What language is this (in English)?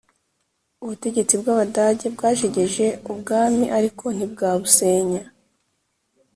Kinyarwanda